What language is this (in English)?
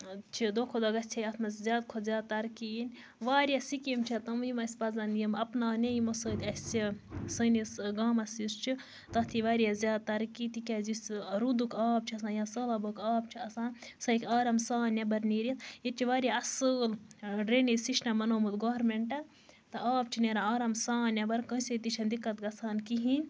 Kashmiri